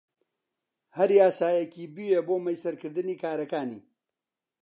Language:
Central Kurdish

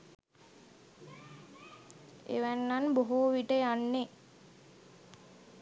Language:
Sinhala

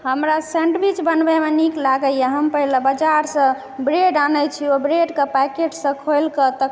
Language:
Maithili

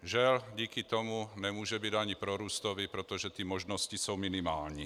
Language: Czech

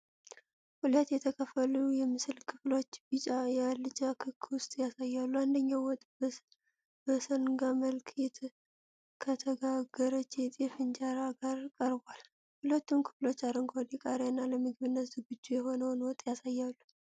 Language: Amharic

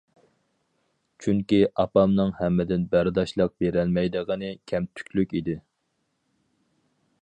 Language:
Uyghur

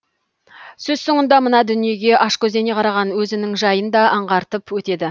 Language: Kazakh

